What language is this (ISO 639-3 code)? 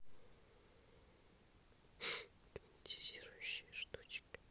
rus